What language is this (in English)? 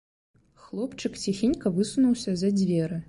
Belarusian